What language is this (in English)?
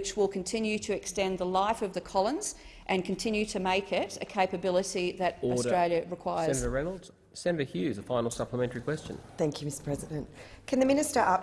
English